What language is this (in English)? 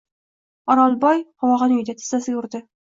Uzbek